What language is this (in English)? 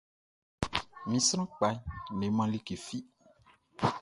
Baoulé